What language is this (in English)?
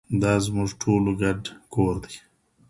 Pashto